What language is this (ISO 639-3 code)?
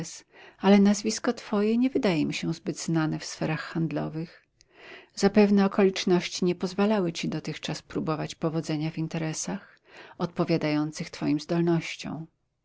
pol